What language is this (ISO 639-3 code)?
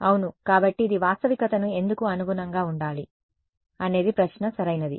tel